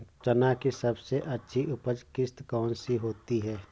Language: Hindi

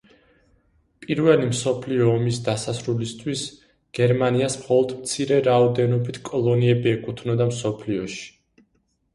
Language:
Georgian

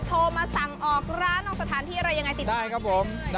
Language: Thai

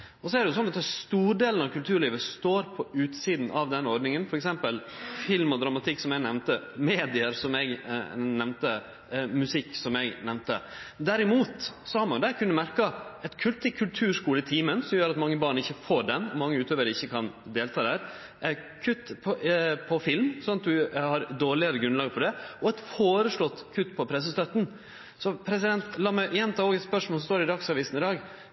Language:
Norwegian Nynorsk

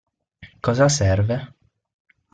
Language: Italian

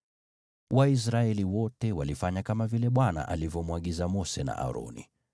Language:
Swahili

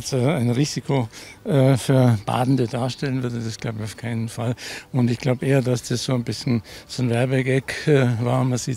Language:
German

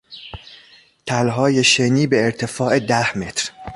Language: Persian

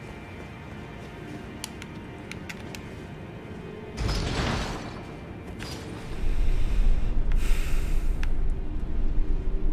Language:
Italian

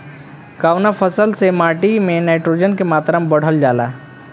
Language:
Bhojpuri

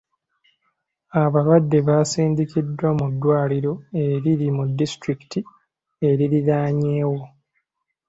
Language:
Ganda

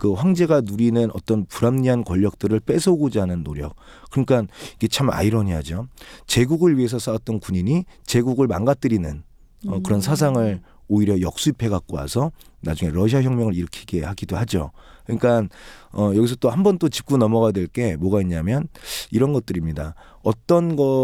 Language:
Korean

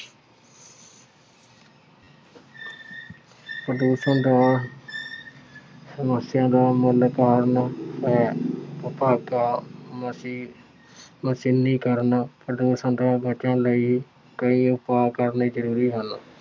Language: Punjabi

